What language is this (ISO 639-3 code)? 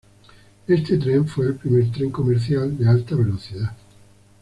spa